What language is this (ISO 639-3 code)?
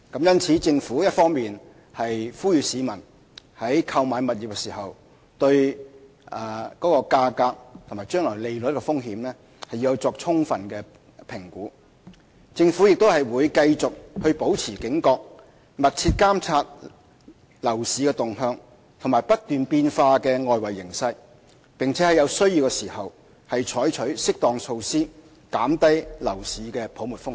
yue